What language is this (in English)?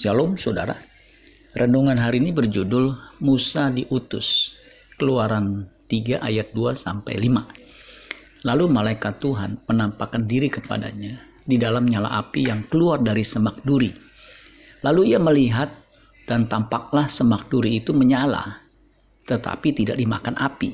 Indonesian